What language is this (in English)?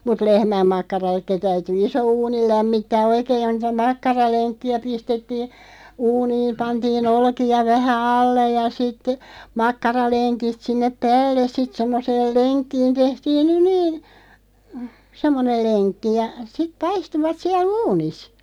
Finnish